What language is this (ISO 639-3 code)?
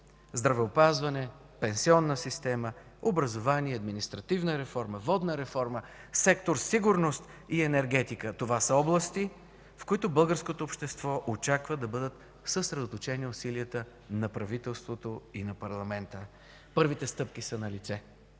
bul